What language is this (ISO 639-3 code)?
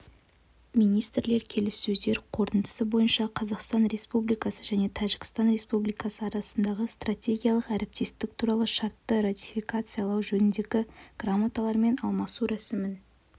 kaz